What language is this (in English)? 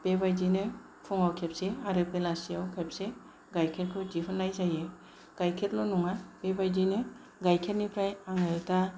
Bodo